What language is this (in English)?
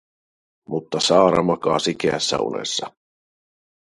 Finnish